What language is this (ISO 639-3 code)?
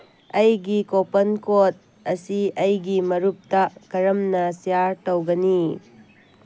mni